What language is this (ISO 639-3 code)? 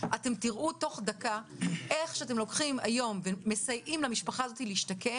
heb